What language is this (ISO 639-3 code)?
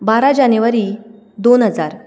kok